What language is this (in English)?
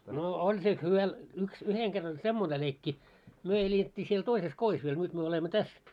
Finnish